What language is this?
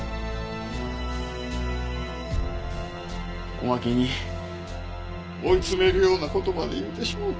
Japanese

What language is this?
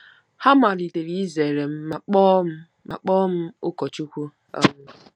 Igbo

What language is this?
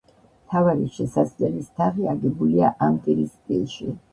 Georgian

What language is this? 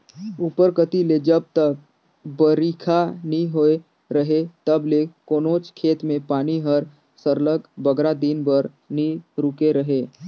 Chhattisgarhi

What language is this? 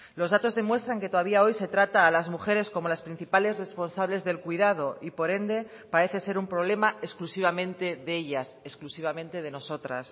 Spanish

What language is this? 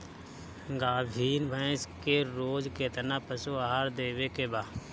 Bhojpuri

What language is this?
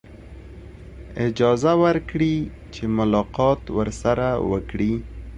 Pashto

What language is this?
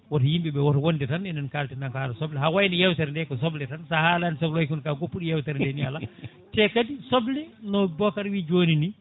Fula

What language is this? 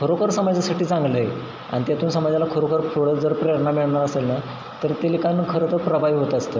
Marathi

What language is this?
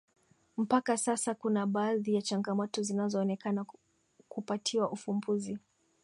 Swahili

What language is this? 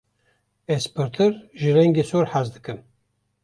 Kurdish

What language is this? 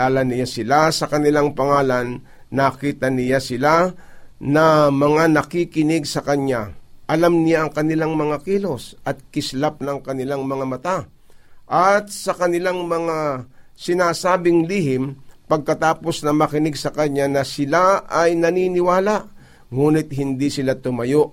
Filipino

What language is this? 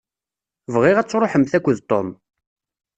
Kabyle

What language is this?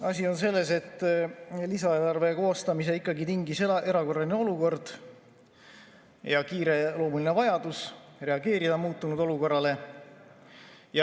Estonian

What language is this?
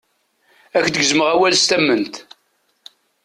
Kabyle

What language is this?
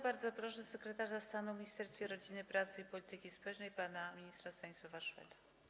Polish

